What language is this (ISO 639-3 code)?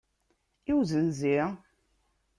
kab